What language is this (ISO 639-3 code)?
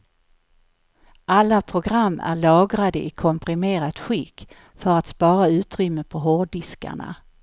swe